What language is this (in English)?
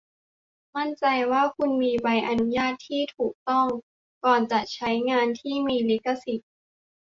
Thai